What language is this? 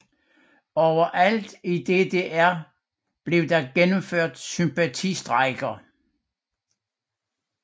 Danish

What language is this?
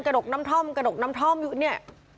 Thai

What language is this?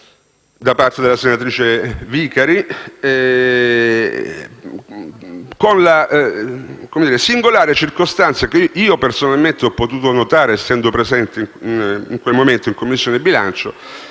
Italian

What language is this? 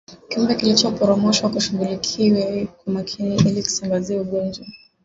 Swahili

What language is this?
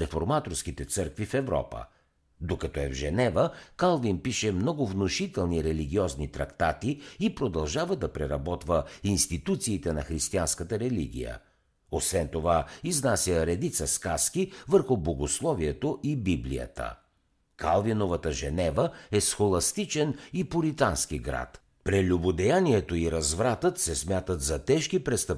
Bulgarian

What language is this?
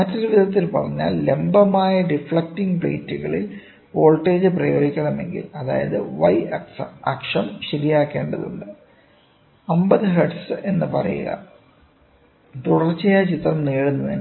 Malayalam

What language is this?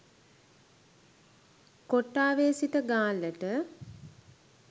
Sinhala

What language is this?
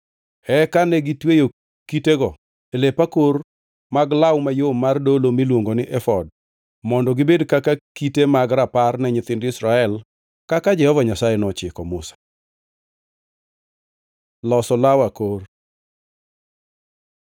Luo (Kenya and Tanzania)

